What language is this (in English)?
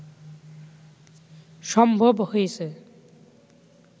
Bangla